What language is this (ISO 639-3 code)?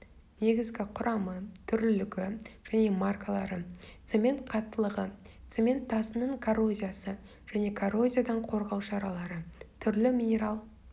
kaz